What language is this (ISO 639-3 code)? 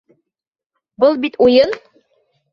bak